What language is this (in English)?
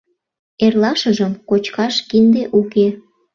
Mari